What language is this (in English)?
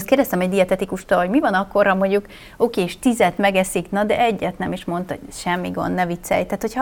Hungarian